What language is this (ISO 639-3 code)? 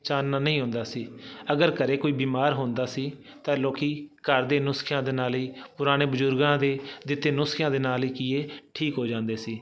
pan